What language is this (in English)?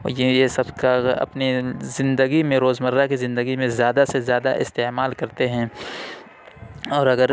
Urdu